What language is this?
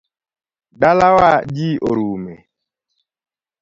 Luo (Kenya and Tanzania)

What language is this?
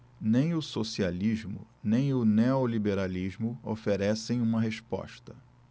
Portuguese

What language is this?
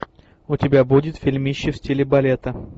Russian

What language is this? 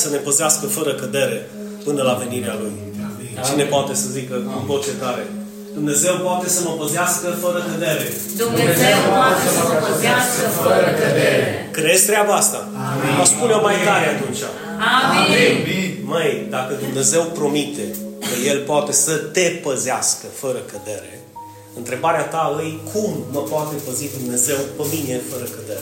Romanian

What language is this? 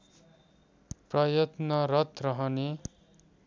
Nepali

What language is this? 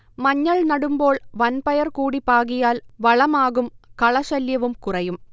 Malayalam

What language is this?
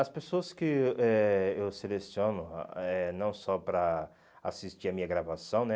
Portuguese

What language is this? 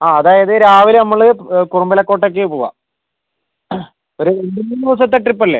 Malayalam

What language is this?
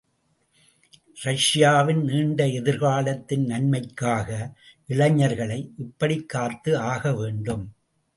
Tamil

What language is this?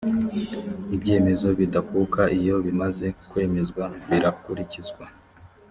Kinyarwanda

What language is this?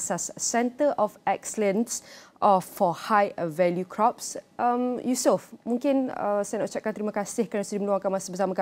Malay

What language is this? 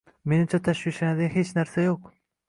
Uzbek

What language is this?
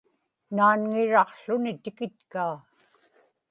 Inupiaq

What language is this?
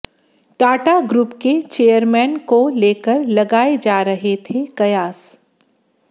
Hindi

